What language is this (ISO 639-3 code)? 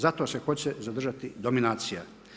hrv